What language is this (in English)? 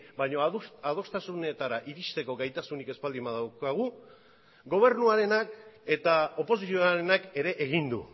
Basque